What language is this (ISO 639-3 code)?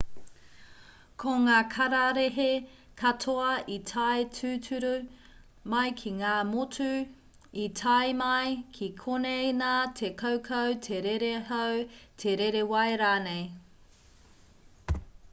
mri